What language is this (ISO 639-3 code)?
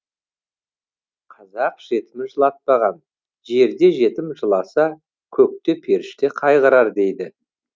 kaz